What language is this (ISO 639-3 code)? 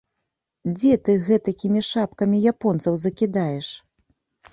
bel